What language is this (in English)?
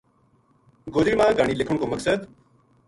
Gujari